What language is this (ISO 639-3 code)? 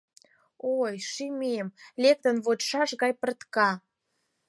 chm